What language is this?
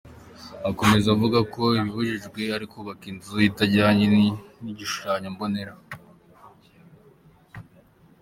Kinyarwanda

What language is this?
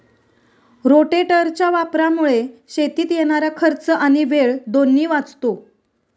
Marathi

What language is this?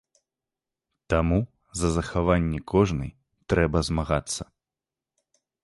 Belarusian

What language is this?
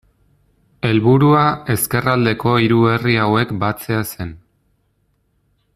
Basque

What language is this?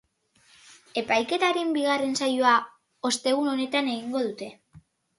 Basque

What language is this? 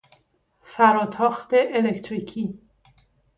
Persian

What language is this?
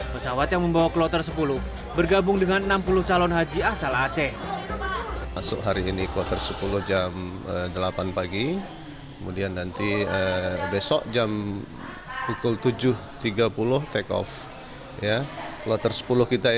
Indonesian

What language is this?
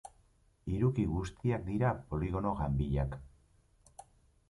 Basque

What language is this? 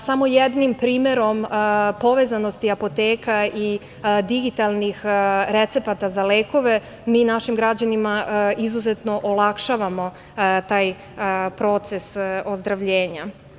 Serbian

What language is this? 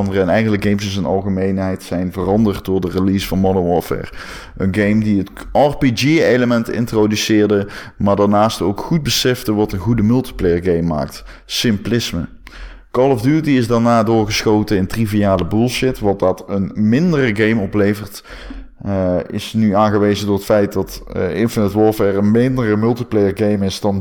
Dutch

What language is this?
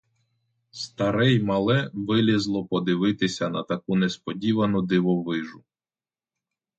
Ukrainian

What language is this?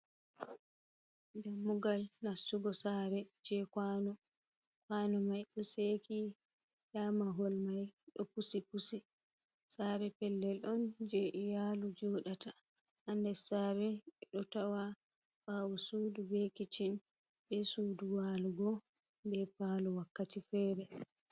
Fula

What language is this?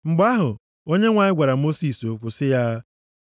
Igbo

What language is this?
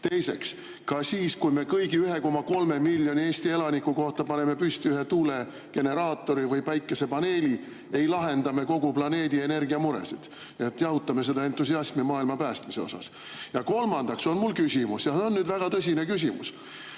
Estonian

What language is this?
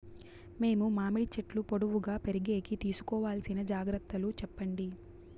Telugu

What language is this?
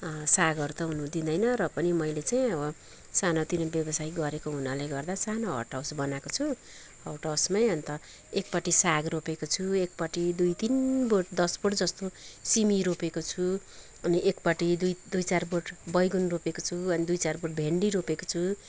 Nepali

